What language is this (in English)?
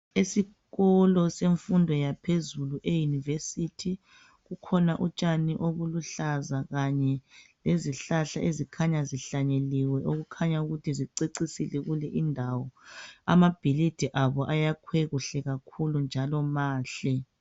North Ndebele